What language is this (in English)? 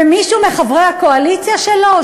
Hebrew